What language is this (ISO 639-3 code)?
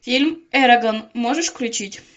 rus